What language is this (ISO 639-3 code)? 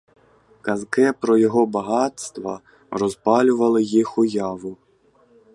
ukr